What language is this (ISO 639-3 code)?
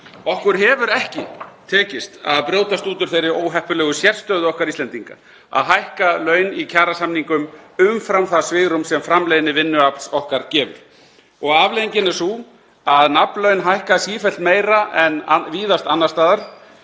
isl